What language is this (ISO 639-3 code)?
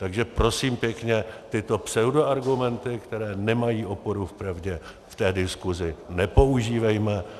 ces